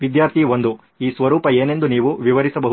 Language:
Kannada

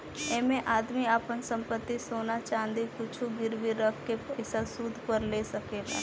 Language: Bhojpuri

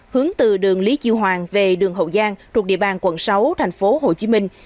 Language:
Vietnamese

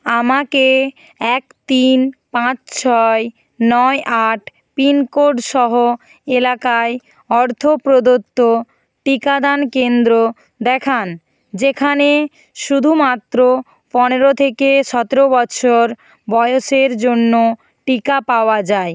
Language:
Bangla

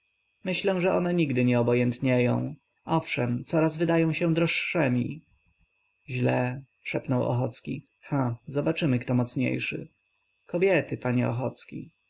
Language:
Polish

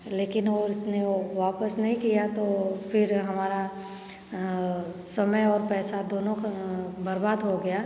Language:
Hindi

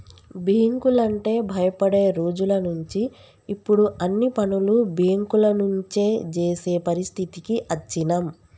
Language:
Telugu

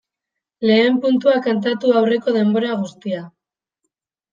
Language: Basque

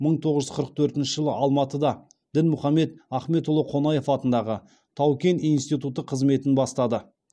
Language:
Kazakh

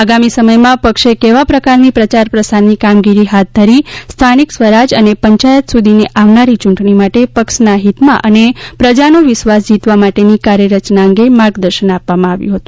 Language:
Gujarati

